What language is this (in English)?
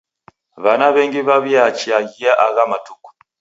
Taita